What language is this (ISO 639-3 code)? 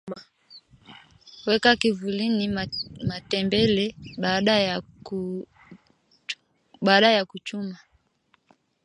swa